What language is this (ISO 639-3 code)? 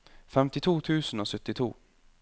nor